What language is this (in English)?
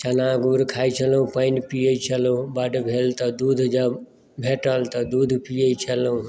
Maithili